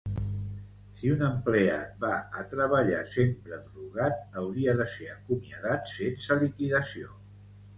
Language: Catalan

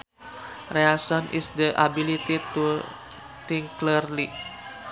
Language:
Sundanese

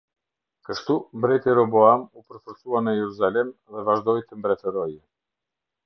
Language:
Albanian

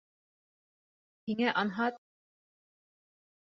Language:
Bashkir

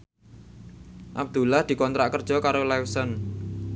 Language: Javanese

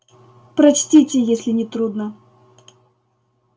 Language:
Russian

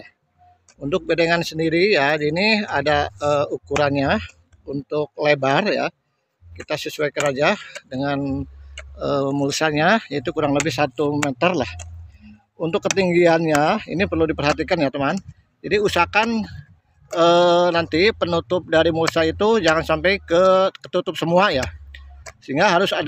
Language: Indonesian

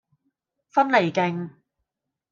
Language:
Cantonese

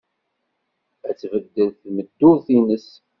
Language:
Kabyle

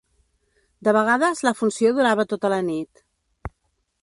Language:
Catalan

